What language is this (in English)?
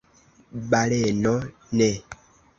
Esperanto